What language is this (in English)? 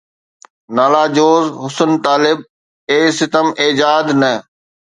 Sindhi